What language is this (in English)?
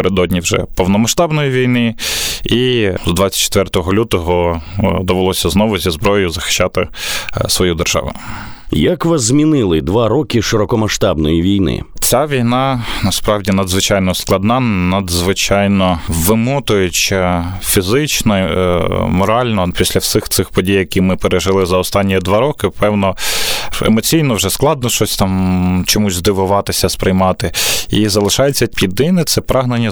Ukrainian